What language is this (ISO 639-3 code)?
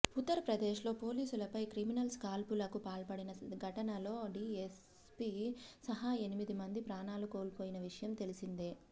tel